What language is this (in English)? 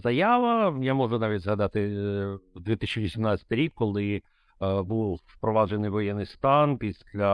Ukrainian